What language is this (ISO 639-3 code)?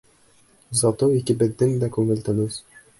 bak